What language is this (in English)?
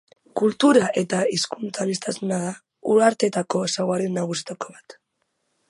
Basque